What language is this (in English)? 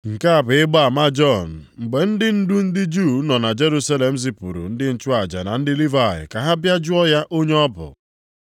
Igbo